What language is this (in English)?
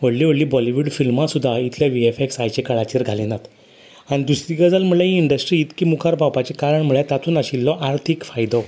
Konkani